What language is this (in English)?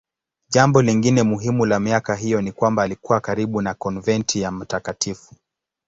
Swahili